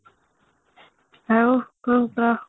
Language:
Odia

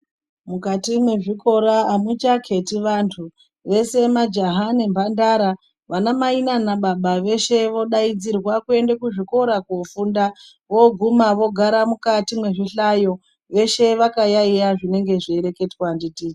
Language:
Ndau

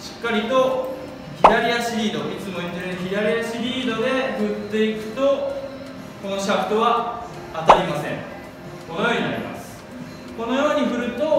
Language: Japanese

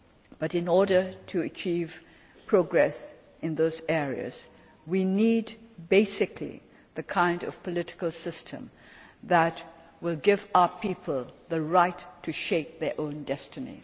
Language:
English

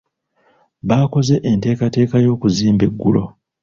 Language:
Ganda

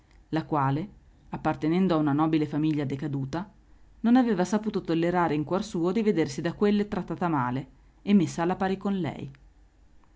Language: Italian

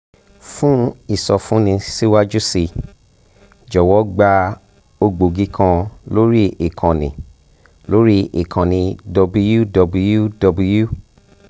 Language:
Yoruba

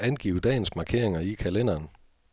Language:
Danish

